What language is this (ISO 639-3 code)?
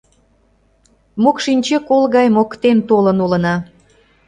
chm